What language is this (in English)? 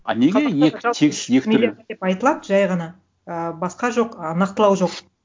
Kazakh